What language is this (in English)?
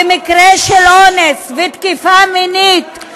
Hebrew